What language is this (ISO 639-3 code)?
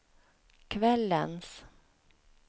swe